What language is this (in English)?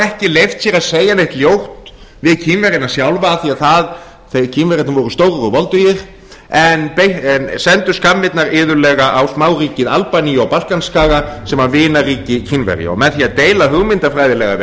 Icelandic